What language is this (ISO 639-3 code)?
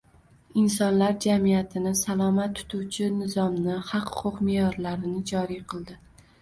uzb